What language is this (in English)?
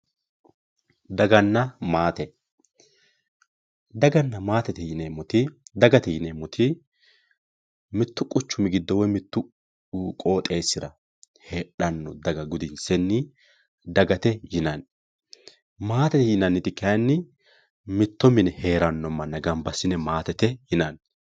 Sidamo